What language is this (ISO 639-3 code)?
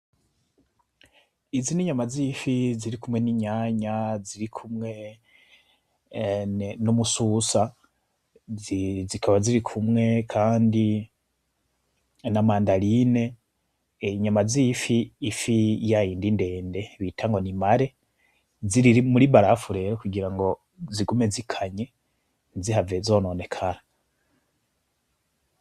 run